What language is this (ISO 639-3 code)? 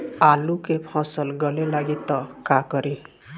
bho